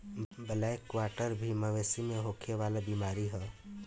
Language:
Bhojpuri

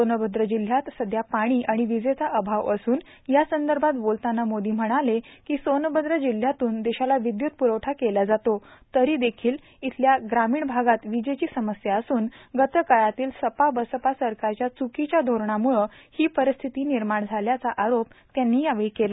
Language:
Marathi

